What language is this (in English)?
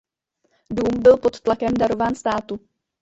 Czech